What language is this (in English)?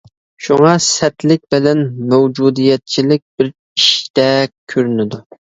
Uyghur